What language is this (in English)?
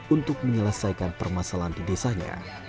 Indonesian